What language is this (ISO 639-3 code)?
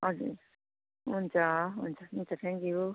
nep